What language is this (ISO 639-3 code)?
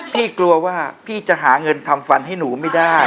tha